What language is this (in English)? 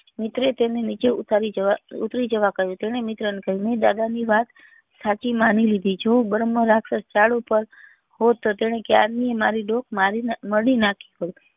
Gujarati